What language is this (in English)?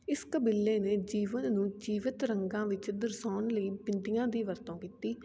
Punjabi